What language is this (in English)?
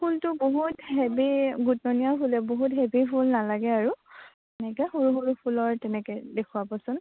Assamese